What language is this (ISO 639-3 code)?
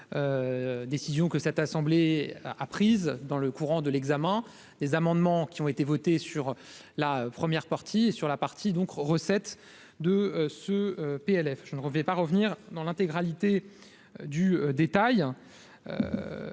fra